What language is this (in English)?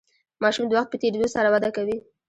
Pashto